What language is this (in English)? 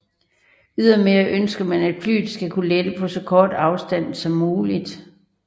Danish